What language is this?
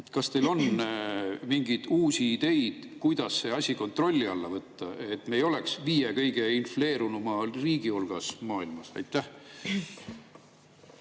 Estonian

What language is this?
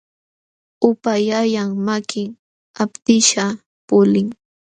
Jauja Wanca Quechua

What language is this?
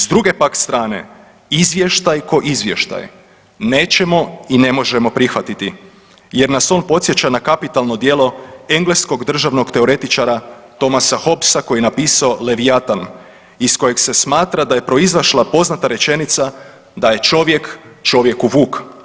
Croatian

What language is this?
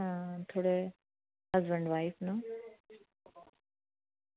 Dogri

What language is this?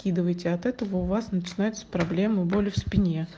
Russian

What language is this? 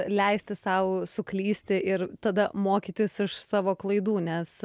Lithuanian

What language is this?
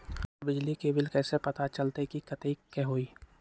Magahi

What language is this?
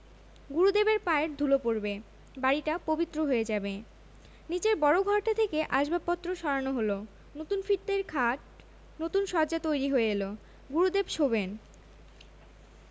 Bangla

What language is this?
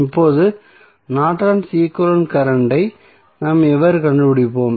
Tamil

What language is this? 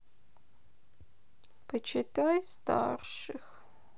Russian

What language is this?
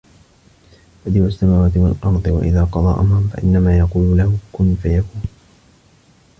Arabic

